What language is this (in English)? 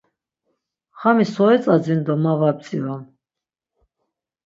Laz